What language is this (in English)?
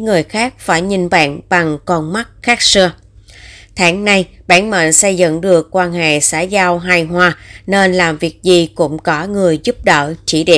Vietnamese